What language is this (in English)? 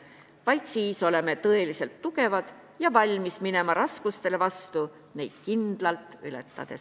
Estonian